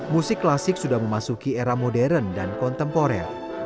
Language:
Indonesian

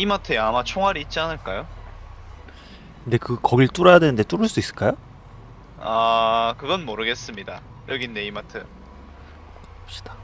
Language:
Korean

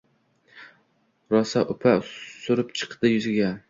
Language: Uzbek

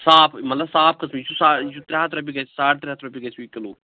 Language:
Kashmiri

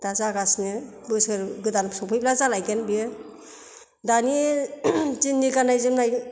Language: Bodo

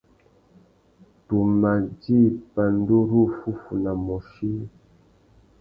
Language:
Tuki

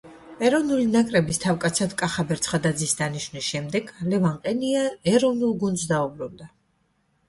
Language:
Georgian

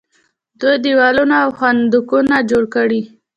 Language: Pashto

